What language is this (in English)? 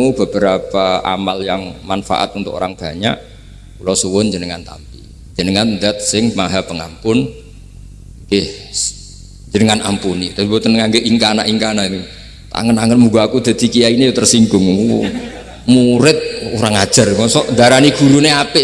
Indonesian